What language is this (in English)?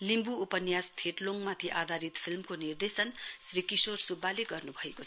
Nepali